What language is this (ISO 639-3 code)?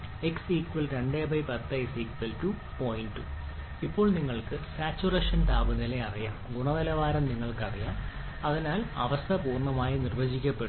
mal